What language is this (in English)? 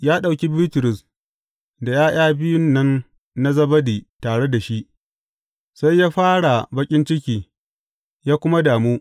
Hausa